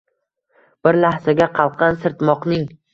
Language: Uzbek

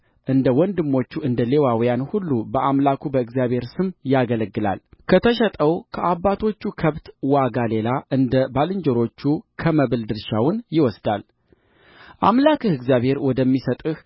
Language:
Amharic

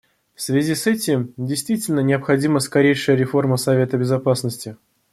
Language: Russian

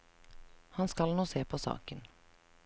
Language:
Norwegian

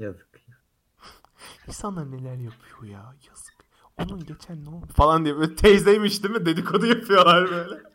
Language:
Turkish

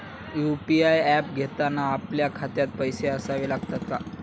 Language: Marathi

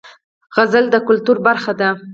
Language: Pashto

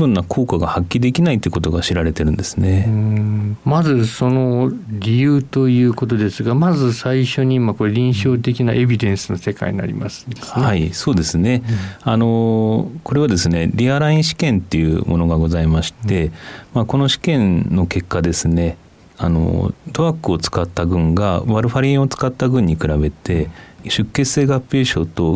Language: Japanese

